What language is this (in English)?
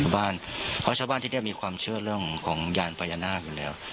Thai